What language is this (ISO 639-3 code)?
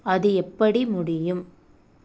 tam